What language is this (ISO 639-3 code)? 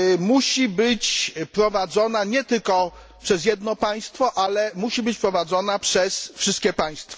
pol